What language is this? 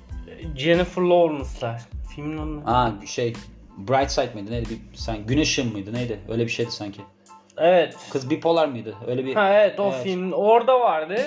Turkish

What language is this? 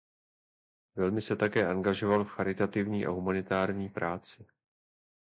Czech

